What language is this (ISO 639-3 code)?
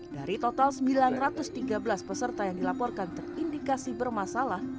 ind